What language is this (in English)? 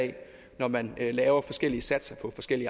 Danish